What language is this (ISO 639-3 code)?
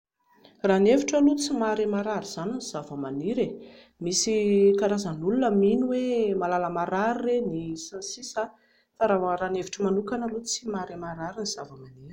mlg